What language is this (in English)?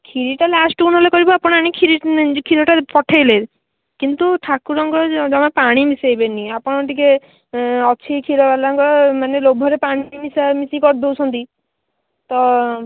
Odia